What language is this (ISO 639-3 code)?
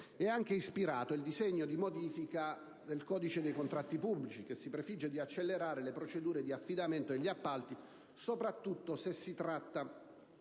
ita